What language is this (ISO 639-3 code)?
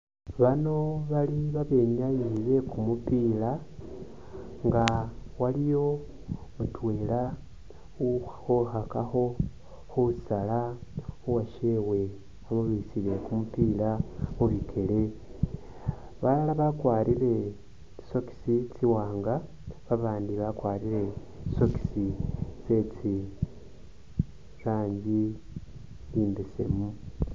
myx